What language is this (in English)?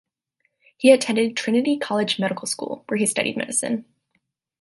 English